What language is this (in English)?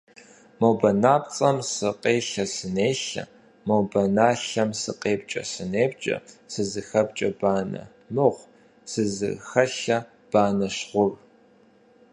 Kabardian